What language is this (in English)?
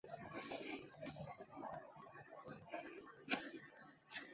Chinese